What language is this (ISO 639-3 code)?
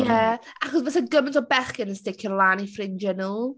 cym